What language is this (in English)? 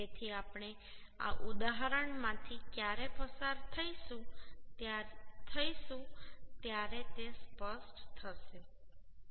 Gujarati